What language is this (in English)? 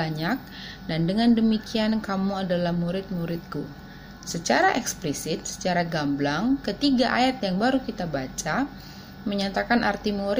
Indonesian